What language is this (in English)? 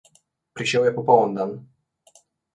Slovenian